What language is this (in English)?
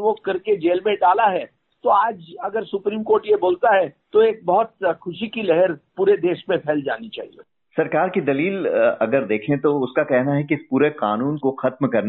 Hindi